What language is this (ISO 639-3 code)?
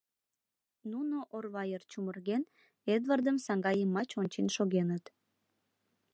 chm